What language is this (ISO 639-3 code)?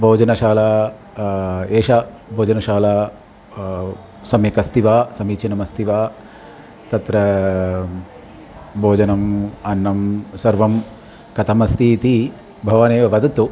san